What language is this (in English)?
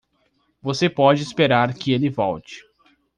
Portuguese